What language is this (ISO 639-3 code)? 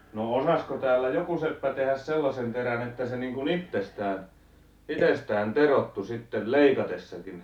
fin